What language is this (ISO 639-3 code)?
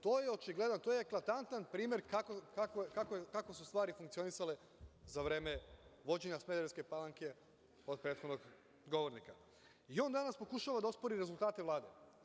srp